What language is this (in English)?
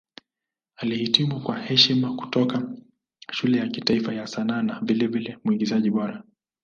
Swahili